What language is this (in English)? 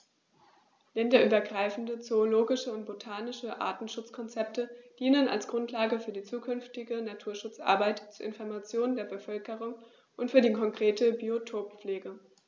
German